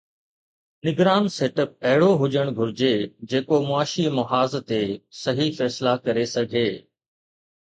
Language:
Sindhi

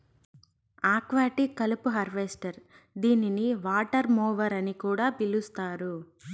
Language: Telugu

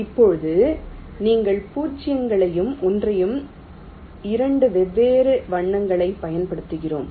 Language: Tamil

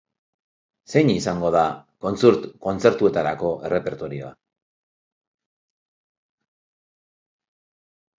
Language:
Basque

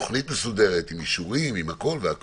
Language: Hebrew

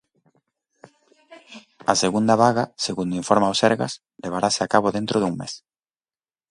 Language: Galician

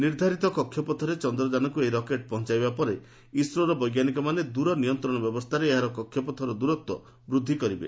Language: Odia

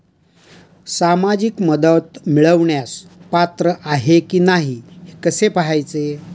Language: Marathi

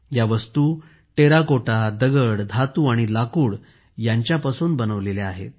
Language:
Marathi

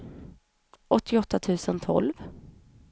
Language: Swedish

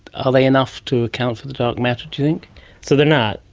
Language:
English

